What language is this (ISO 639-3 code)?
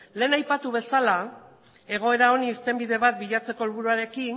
eus